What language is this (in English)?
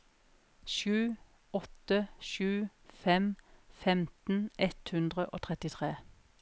Norwegian